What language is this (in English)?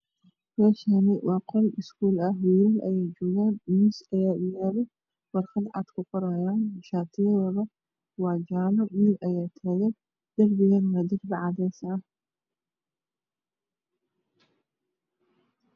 Somali